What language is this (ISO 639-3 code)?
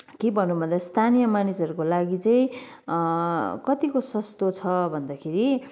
nep